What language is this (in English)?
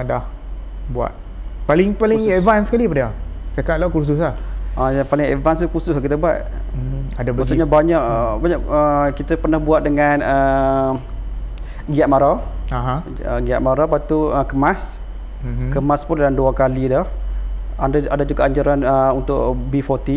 Malay